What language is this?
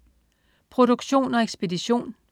Danish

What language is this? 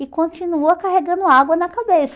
Portuguese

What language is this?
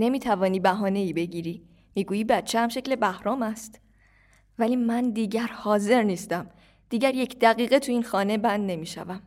Persian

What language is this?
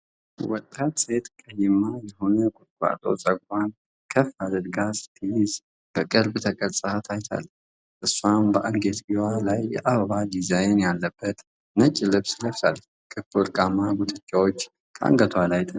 Amharic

